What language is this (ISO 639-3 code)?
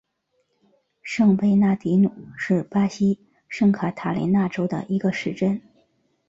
zho